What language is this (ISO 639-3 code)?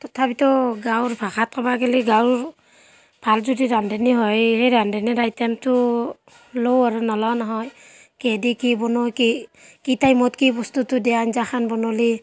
asm